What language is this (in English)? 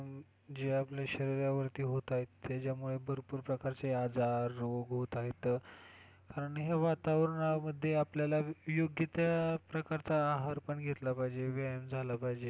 Marathi